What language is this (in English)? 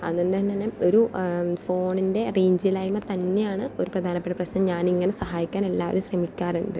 Malayalam